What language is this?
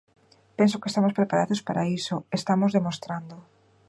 Galician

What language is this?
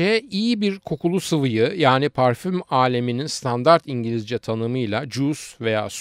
Turkish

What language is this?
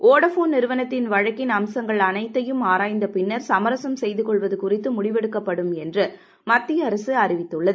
Tamil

